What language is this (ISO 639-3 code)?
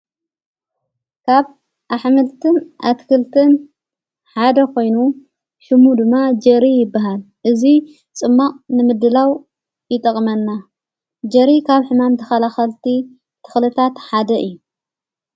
tir